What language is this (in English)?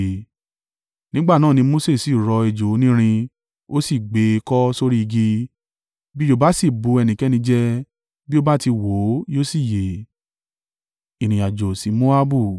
Yoruba